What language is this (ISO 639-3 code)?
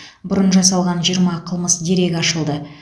kaz